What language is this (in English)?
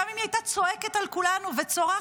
Hebrew